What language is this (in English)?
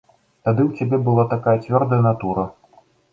Belarusian